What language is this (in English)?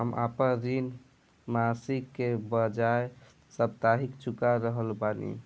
Bhojpuri